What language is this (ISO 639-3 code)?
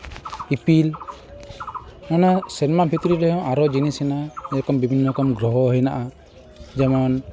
sat